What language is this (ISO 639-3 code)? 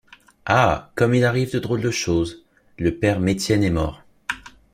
fra